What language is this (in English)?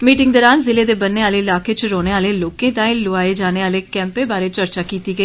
Dogri